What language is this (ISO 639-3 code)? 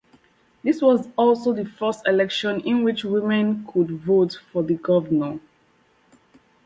eng